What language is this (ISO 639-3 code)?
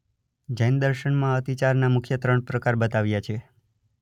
guj